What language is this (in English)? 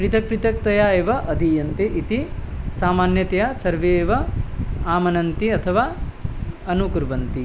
Sanskrit